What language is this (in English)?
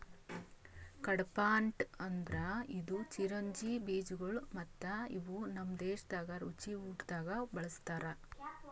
Kannada